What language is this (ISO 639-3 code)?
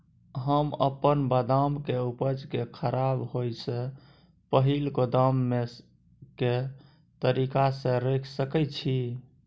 mai